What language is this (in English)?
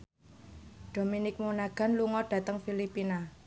Javanese